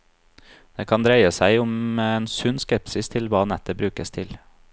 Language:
Norwegian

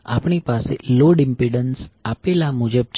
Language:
Gujarati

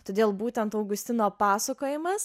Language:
Lithuanian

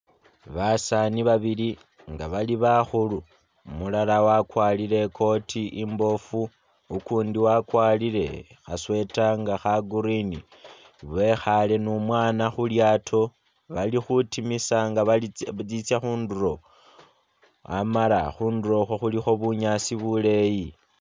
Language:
Masaaba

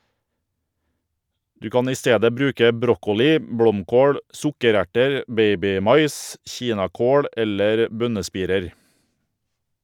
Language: Norwegian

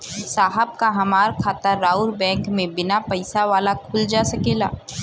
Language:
Bhojpuri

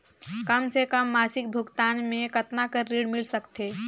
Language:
Chhattisgarhi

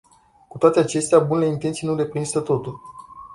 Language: Romanian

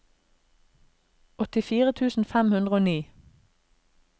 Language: Norwegian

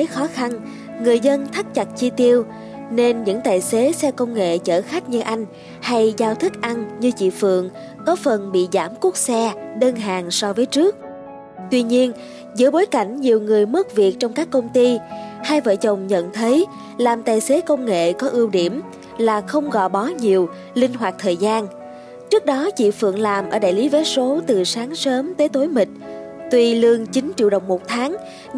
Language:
Vietnamese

